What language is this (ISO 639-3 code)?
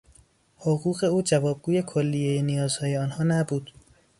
fas